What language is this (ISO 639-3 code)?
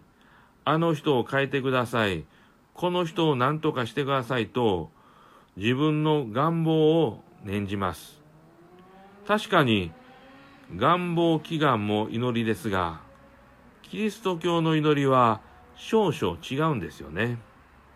jpn